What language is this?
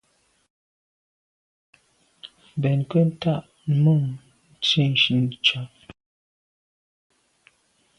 Medumba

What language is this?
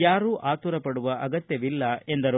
Kannada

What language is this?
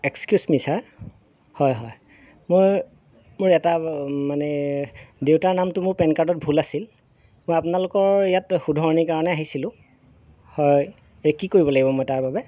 Assamese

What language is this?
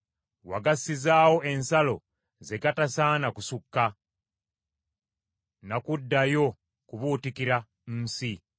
Ganda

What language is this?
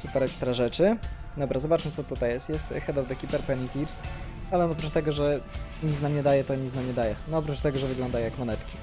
Polish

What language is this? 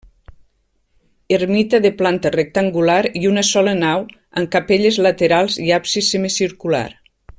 Catalan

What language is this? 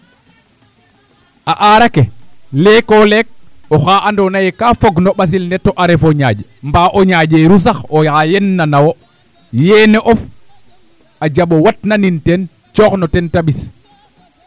Serer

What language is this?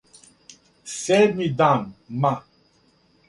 Serbian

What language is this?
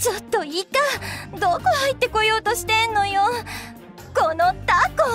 Japanese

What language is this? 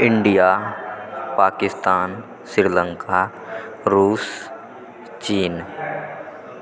Maithili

